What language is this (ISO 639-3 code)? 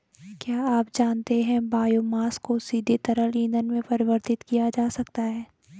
hin